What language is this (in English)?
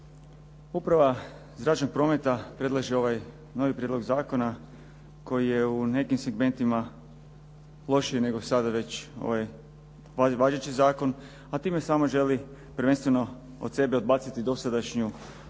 Croatian